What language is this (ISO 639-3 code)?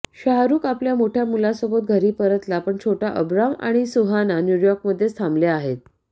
mar